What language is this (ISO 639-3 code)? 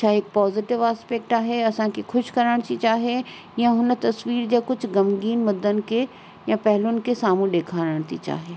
snd